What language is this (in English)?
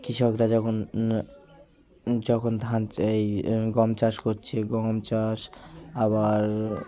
Bangla